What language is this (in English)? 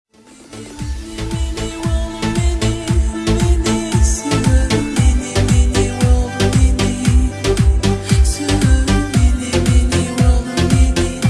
Arabic